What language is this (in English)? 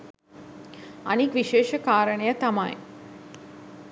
Sinhala